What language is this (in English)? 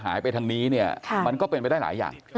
Thai